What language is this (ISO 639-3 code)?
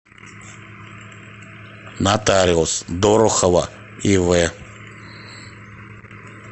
rus